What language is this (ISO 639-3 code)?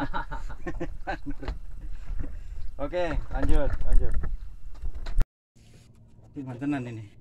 ind